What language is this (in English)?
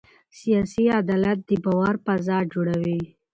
Pashto